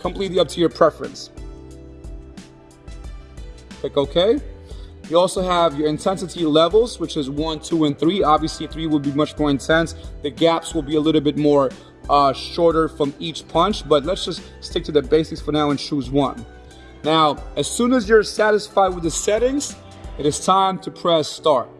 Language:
English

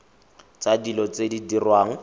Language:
Tswana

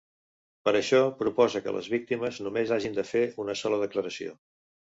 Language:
Catalan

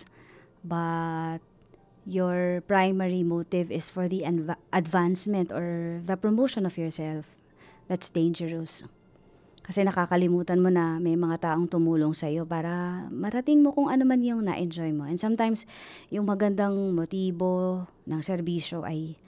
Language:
Filipino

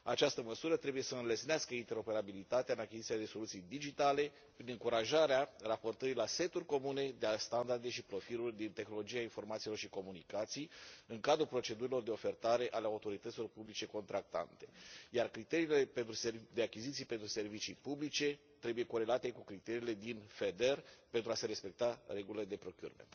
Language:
Romanian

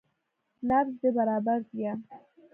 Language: Pashto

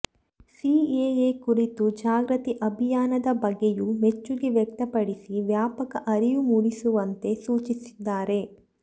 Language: Kannada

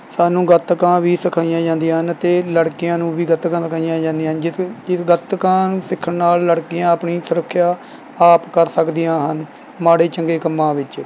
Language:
Punjabi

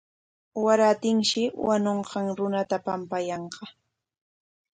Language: Corongo Ancash Quechua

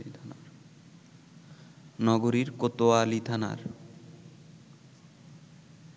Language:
Bangla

